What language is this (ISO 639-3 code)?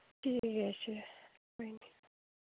doi